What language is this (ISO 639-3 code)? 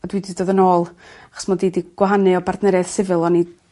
cym